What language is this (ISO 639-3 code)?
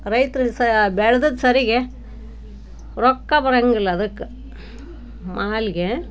kan